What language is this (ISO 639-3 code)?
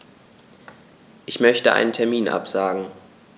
deu